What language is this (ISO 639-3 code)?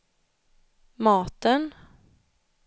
swe